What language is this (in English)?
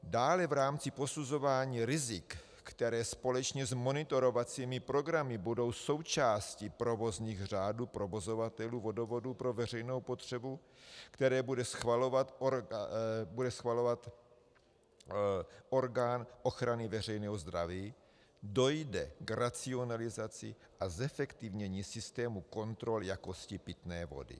Czech